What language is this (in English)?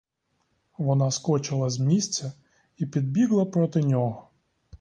Ukrainian